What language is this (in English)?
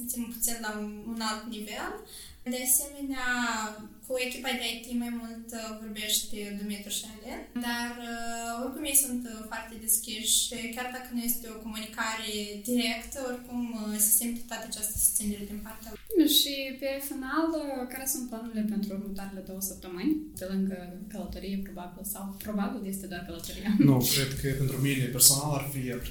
Romanian